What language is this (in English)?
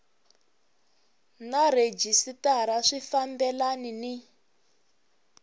Tsonga